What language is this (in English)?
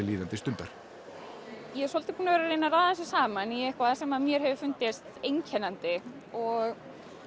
Icelandic